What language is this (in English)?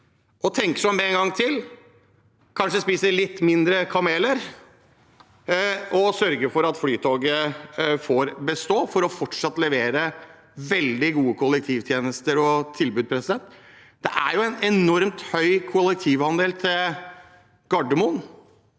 Norwegian